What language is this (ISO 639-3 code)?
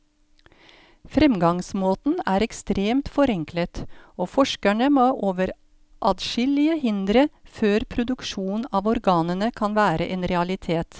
nor